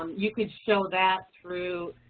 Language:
English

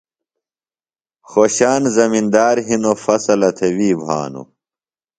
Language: Phalura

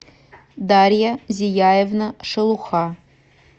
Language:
Russian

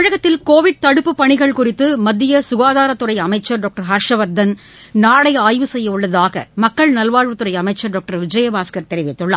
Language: Tamil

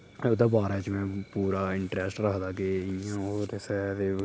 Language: Dogri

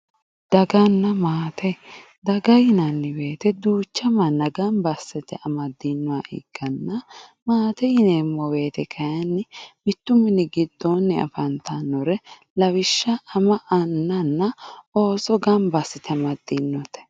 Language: Sidamo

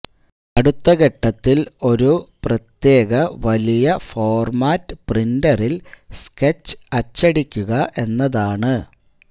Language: Malayalam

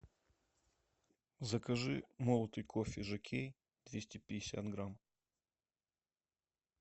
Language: Russian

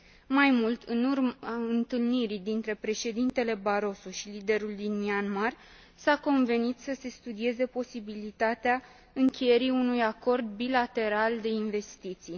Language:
Romanian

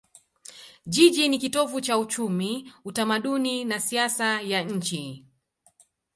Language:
Swahili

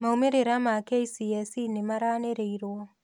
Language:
Kikuyu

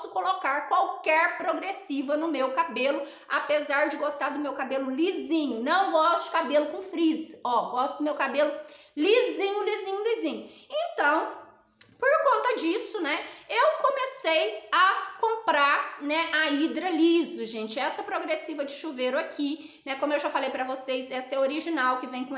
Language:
Portuguese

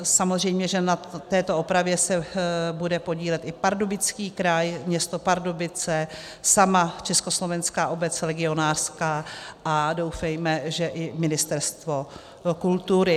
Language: Czech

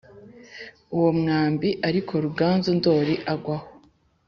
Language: Kinyarwanda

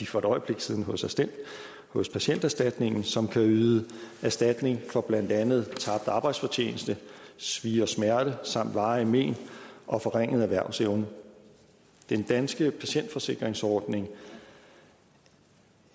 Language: Danish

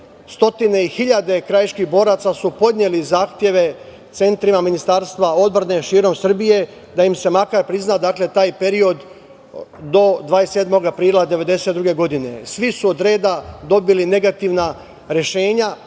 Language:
Serbian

